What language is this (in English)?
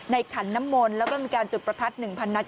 Thai